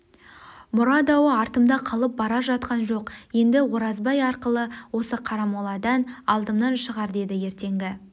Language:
Kazakh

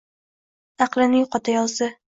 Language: Uzbek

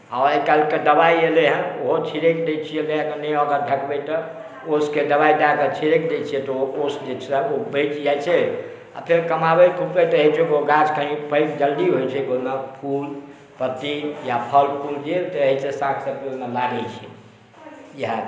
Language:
Maithili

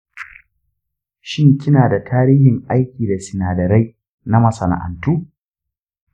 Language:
Hausa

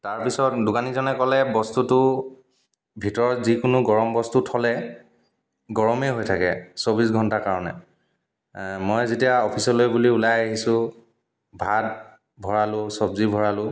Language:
Assamese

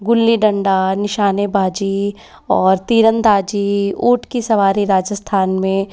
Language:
Hindi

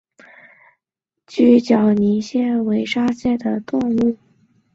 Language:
Chinese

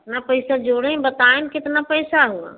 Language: Hindi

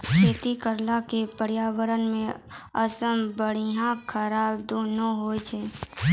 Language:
Maithili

